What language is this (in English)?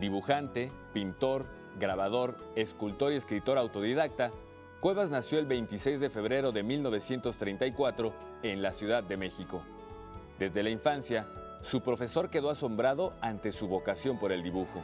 Spanish